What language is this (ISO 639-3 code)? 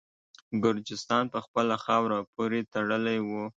pus